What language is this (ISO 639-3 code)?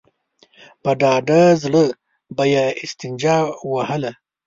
pus